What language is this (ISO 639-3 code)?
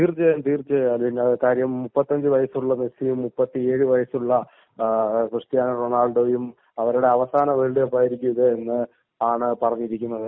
mal